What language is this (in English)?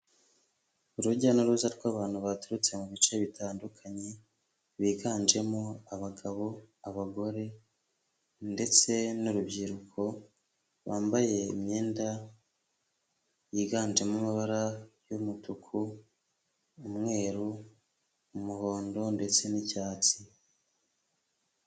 Kinyarwanda